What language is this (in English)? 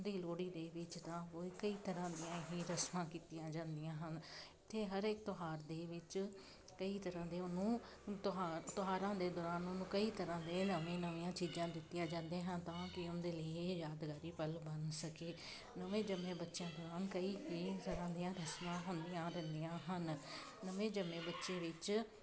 Punjabi